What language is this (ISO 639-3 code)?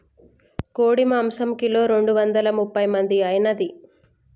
tel